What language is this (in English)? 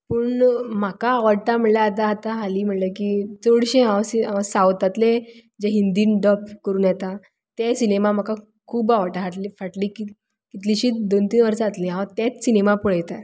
Konkani